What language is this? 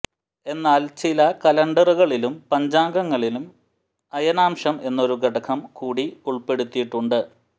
Malayalam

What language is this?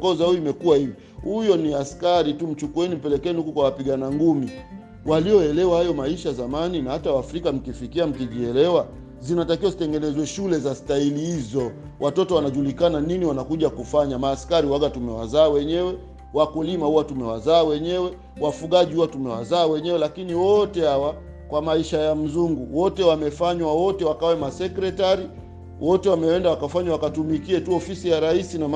Swahili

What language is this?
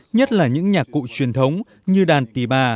Vietnamese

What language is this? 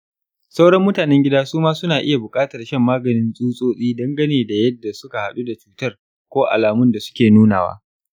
Hausa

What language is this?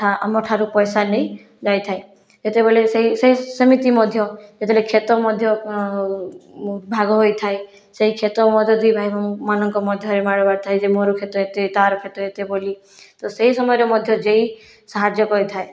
Odia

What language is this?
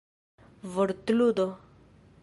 Esperanto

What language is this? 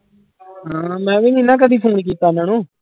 Punjabi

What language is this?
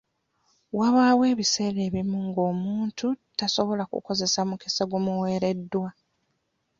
Ganda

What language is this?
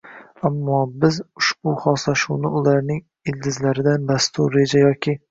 Uzbek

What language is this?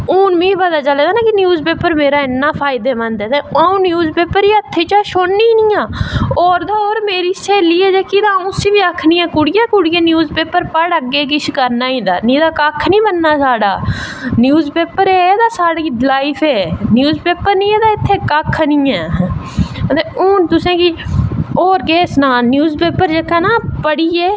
Dogri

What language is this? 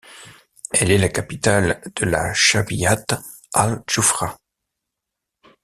French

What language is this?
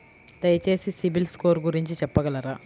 Telugu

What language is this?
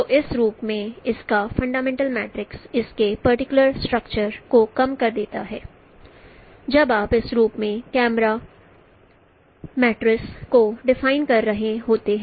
Hindi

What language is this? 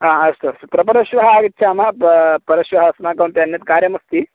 Sanskrit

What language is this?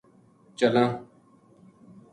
Gujari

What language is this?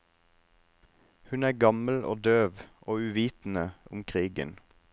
Norwegian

